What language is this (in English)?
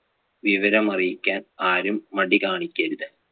Malayalam